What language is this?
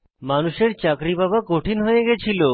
Bangla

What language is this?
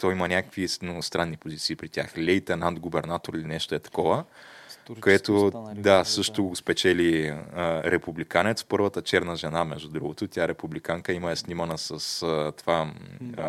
Bulgarian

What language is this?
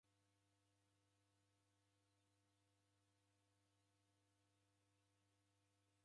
Taita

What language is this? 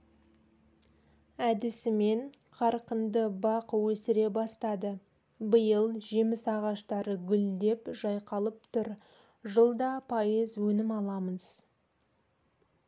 Kazakh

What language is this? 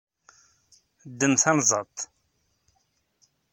Kabyle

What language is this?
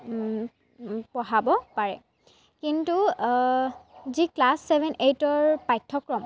Assamese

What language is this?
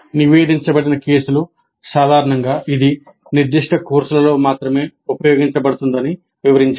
Telugu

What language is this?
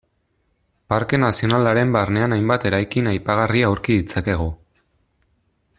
Basque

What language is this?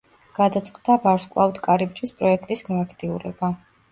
Georgian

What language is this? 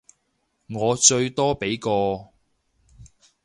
Cantonese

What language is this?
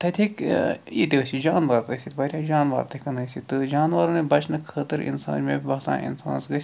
Kashmiri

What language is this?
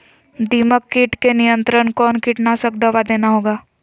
Magahi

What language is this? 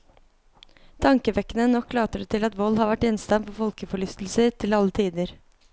Norwegian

